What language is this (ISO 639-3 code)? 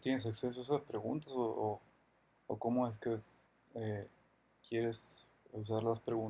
spa